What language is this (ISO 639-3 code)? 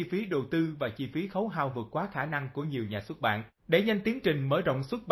vie